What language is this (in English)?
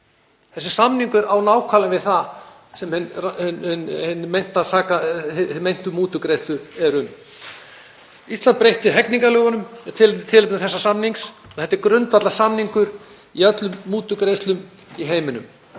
Icelandic